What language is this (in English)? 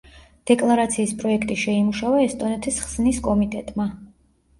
Georgian